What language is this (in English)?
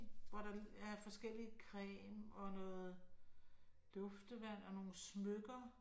Danish